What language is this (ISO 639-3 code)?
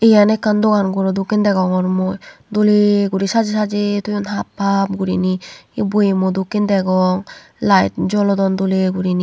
ccp